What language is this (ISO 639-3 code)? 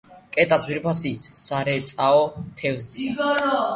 kat